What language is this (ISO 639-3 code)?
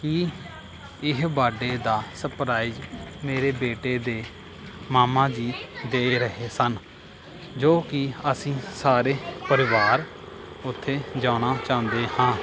pan